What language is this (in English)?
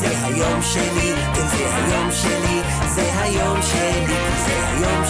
Hebrew